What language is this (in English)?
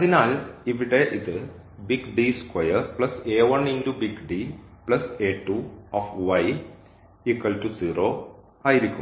Malayalam